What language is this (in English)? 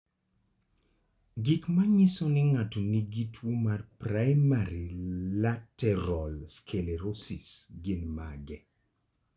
Luo (Kenya and Tanzania)